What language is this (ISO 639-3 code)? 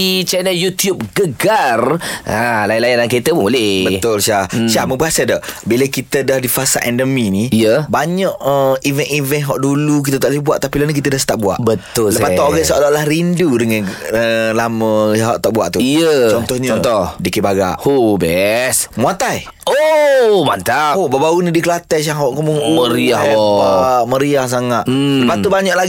msa